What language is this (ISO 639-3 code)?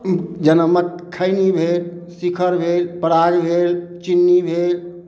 mai